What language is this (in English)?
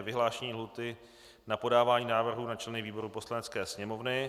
Czech